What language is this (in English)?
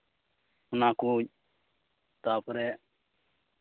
Santali